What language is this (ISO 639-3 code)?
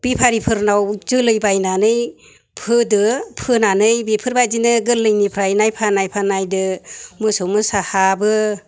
brx